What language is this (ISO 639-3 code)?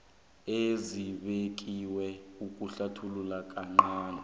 nbl